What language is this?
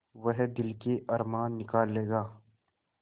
Hindi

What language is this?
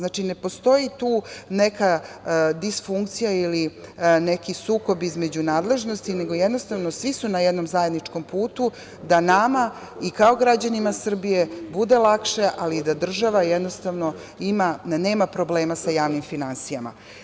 Serbian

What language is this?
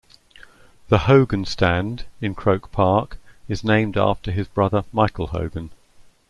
English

